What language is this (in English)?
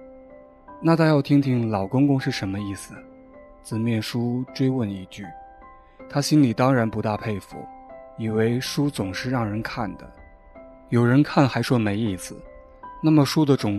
Chinese